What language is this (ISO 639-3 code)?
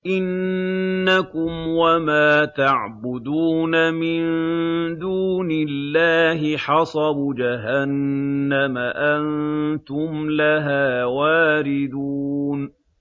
ara